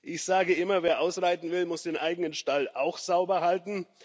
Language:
German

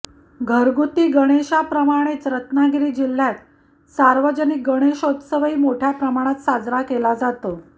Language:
Marathi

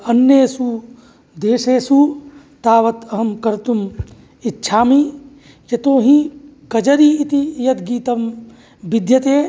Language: Sanskrit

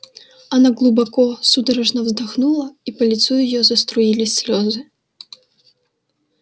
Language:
Russian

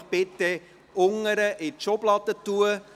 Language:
Swiss German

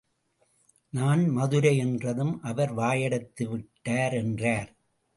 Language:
Tamil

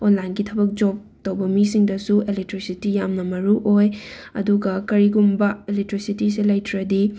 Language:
Manipuri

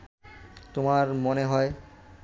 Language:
Bangla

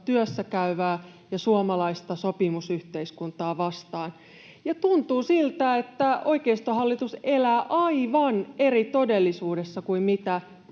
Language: Finnish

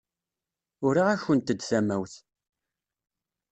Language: Kabyle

